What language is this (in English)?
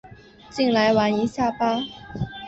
Chinese